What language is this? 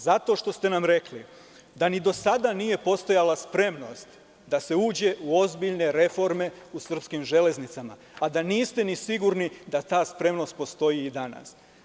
Serbian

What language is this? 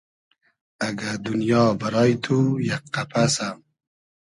Hazaragi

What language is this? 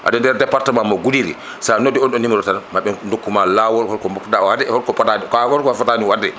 Fula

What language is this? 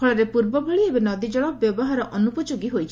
Odia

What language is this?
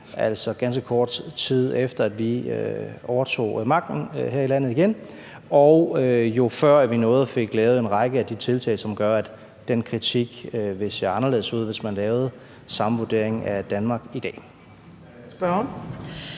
Danish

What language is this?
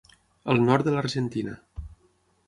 Catalan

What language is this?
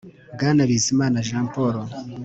Kinyarwanda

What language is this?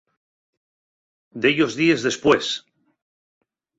Asturian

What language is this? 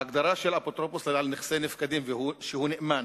Hebrew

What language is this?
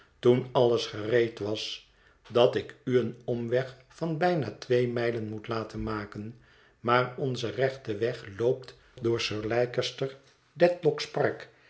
Dutch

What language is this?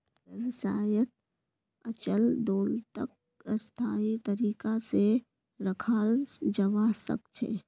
Magahi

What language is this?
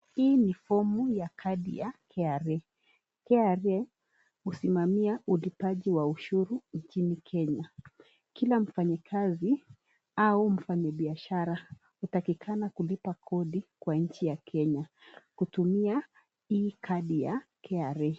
Swahili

